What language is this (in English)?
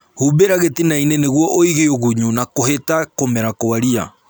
Kikuyu